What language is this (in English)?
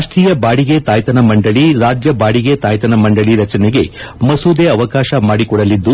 Kannada